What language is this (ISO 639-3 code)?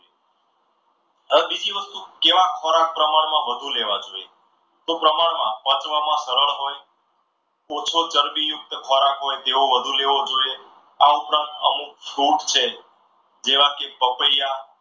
guj